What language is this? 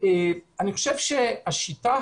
Hebrew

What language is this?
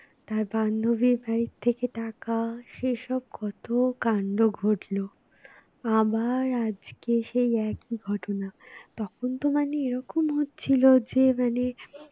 Bangla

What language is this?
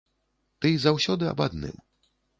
Belarusian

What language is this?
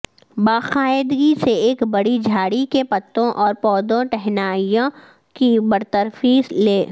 Urdu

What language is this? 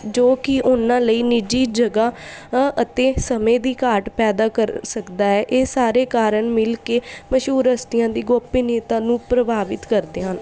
Punjabi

